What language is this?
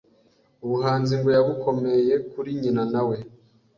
Kinyarwanda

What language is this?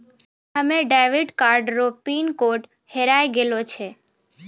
Maithili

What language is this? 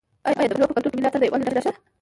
Pashto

